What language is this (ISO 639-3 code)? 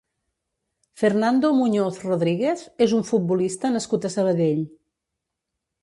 cat